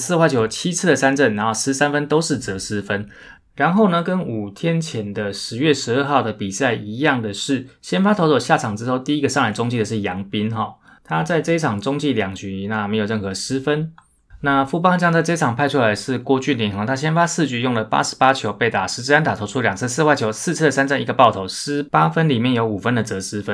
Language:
Chinese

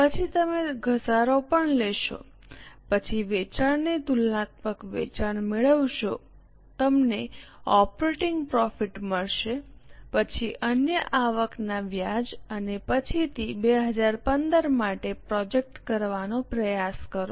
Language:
Gujarati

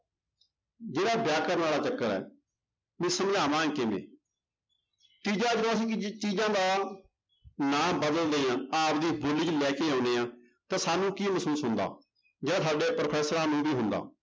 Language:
Punjabi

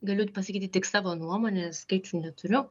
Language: Lithuanian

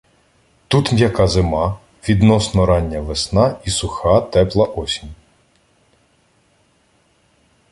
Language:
Ukrainian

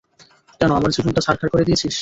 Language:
Bangla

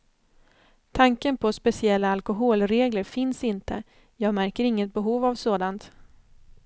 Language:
Swedish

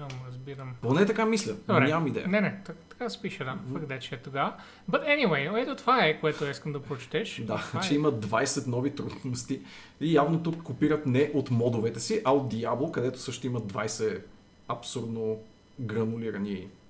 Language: Bulgarian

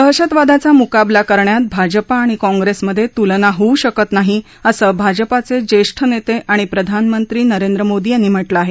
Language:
Marathi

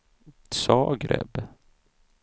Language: Swedish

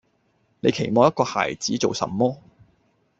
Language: Cantonese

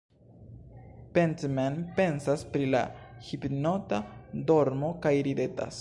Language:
Esperanto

